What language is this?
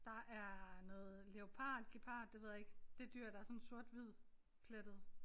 Danish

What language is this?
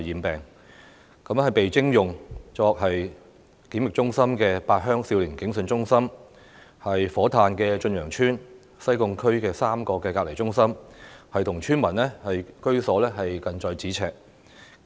Cantonese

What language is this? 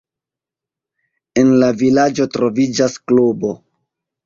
Esperanto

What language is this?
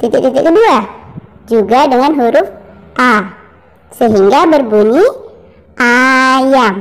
Indonesian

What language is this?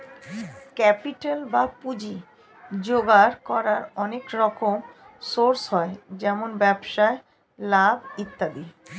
Bangla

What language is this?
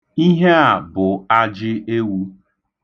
Igbo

